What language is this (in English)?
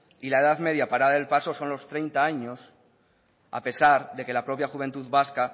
Spanish